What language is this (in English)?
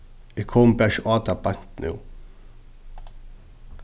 Faroese